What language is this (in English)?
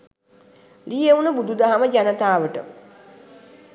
Sinhala